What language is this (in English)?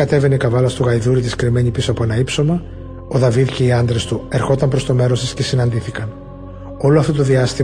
Greek